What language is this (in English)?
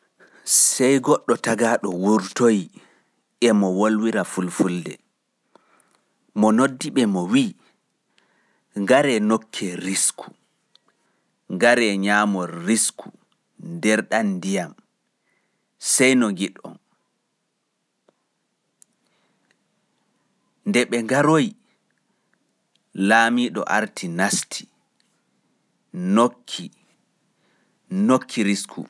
Fula